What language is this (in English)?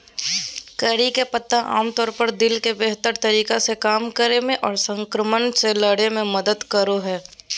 Magahi